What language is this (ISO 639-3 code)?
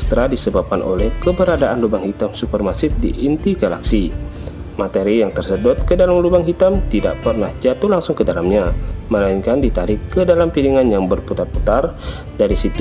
ind